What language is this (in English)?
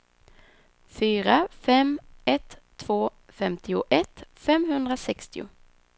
Swedish